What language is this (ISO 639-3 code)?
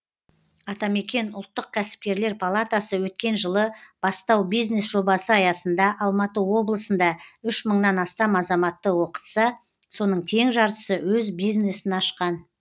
kaz